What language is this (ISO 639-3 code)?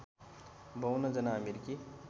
nep